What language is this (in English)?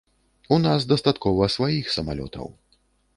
Belarusian